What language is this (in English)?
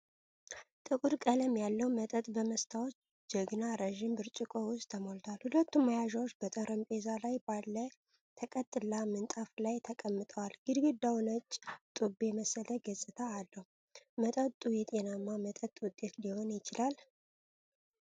Amharic